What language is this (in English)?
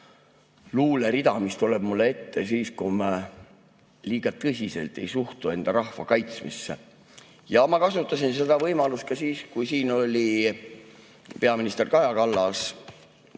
Estonian